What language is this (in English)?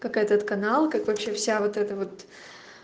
Russian